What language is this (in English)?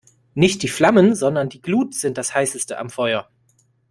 German